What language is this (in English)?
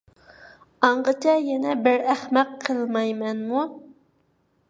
Uyghur